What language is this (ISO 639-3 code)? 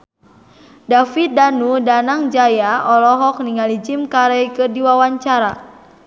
sun